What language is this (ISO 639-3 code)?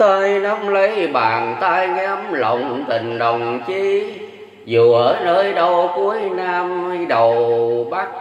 vie